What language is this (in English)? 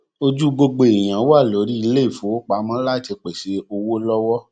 Yoruba